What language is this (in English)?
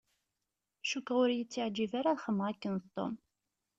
Kabyle